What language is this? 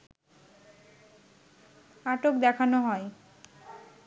Bangla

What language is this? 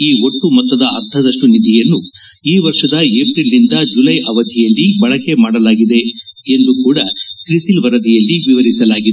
Kannada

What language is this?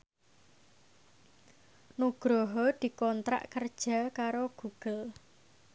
Javanese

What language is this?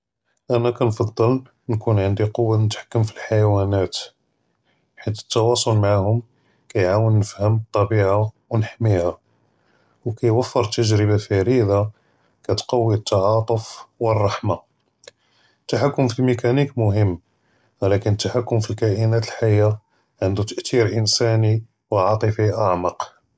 Judeo-Arabic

